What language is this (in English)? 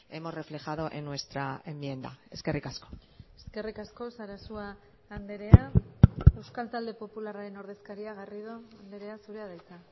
Basque